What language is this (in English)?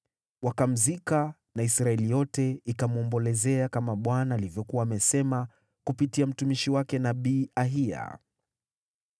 Swahili